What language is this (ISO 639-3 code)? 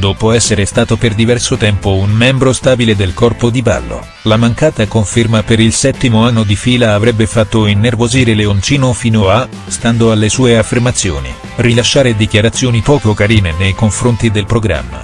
ita